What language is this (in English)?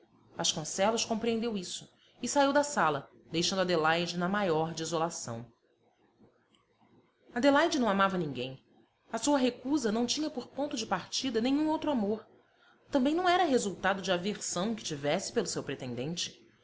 Portuguese